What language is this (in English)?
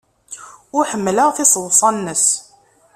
Kabyle